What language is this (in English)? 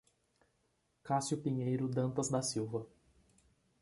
Portuguese